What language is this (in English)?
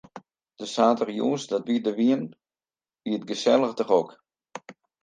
Western Frisian